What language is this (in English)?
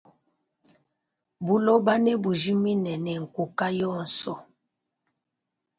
Luba-Lulua